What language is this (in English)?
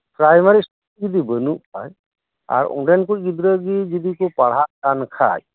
Santali